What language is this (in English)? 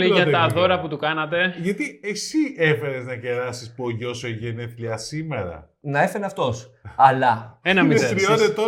Greek